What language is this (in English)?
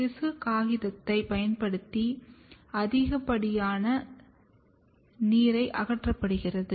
Tamil